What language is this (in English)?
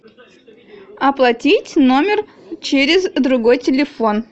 Russian